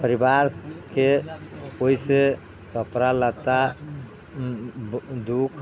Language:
Maithili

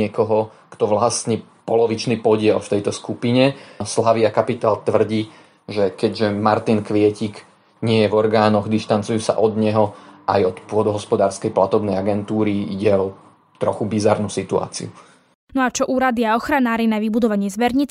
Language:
Slovak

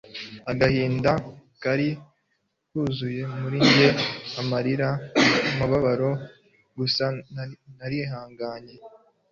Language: Kinyarwanda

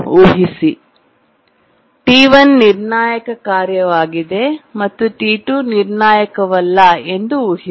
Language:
Kannada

